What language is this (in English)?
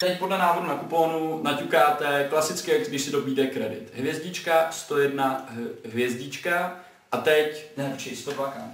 Czech